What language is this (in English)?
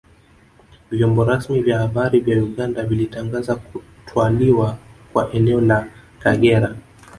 Swahili